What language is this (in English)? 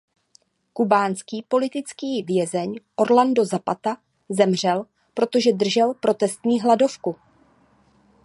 Czech